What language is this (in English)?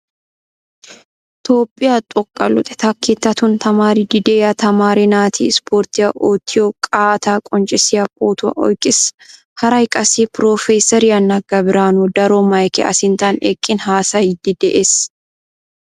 Wolaytta